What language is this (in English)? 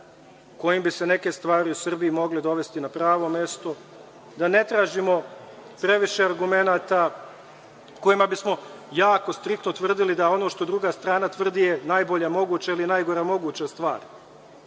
Serbian